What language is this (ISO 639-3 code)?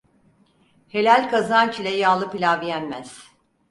tur